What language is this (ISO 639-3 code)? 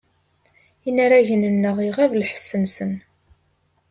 kab